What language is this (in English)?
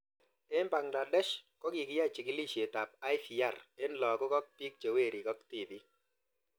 Kalenjin